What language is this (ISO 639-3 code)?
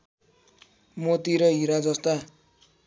nep